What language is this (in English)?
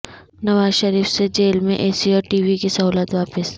Urdu